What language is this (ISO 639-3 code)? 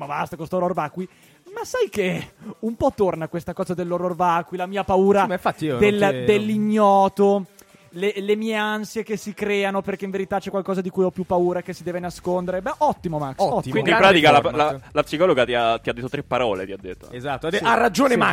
ita